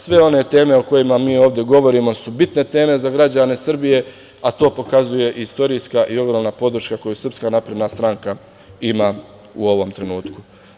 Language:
Serbian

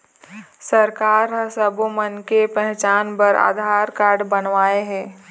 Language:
Chhattisgarhi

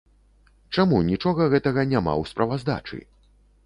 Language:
Belarusian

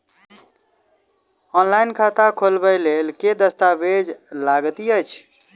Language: Maithili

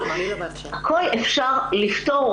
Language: Hebrew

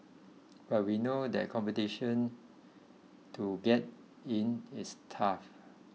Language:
English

